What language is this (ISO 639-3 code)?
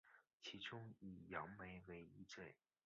zho